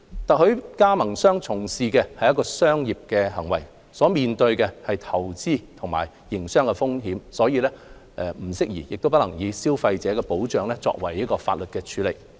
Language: Cantonese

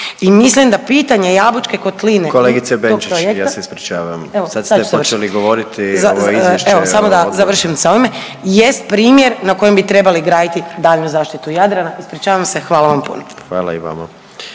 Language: Croatian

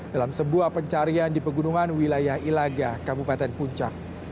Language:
Indonesian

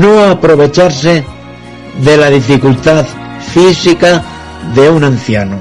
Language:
Spanish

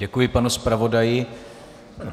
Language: Czech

